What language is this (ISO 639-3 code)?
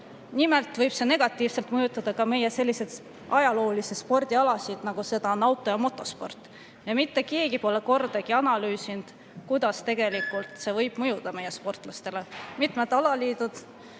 est